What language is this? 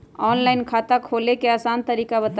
Magahi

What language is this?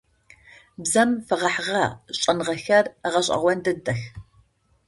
Adyghe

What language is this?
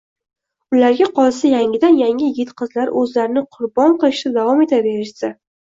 Uzbek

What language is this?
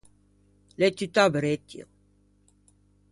Ligurian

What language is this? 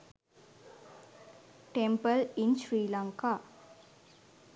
Sinhala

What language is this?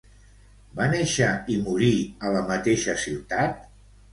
Catalan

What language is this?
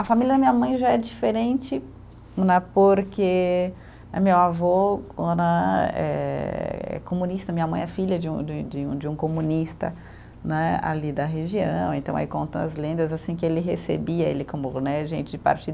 Portuguese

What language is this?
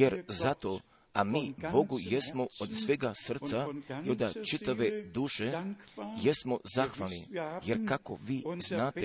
Croatian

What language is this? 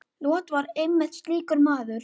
Icelandic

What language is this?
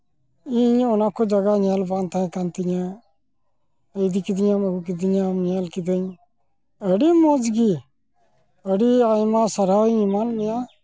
Santali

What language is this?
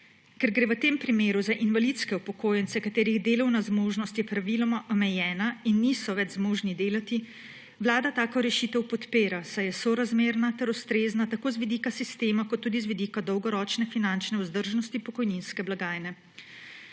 Slovenian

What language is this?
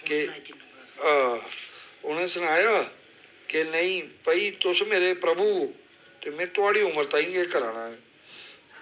Dogri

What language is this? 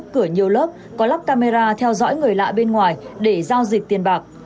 Vietnamese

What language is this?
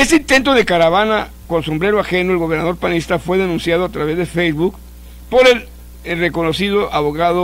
Spanish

